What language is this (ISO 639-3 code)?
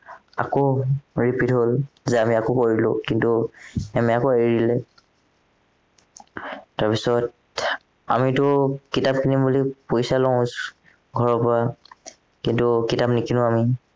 asm